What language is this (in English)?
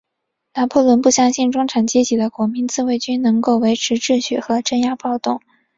Chinese